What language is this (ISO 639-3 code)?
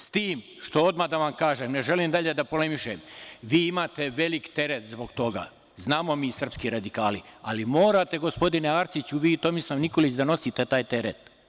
srp